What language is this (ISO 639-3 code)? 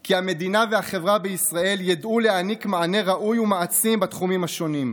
heb